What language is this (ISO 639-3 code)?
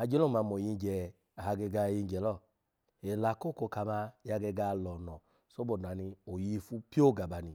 ala